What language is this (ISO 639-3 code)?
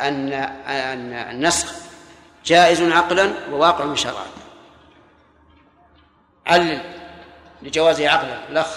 ara